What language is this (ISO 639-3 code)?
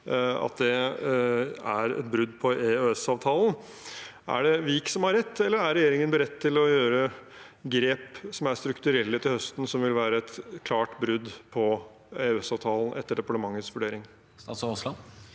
nor